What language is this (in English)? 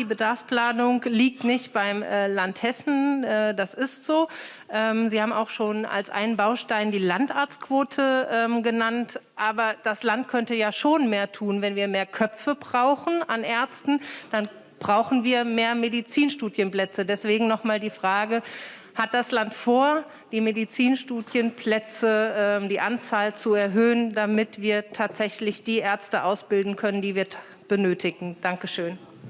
German